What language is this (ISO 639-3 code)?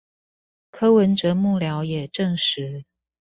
zho